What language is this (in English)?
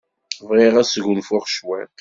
Kabyle